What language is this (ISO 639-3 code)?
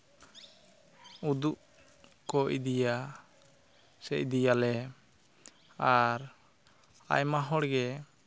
sat